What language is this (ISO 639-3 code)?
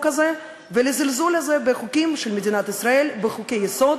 heb